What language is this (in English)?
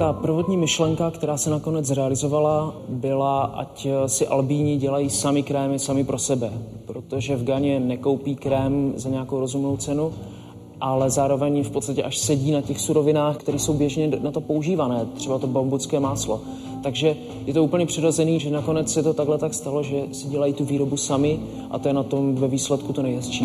Czech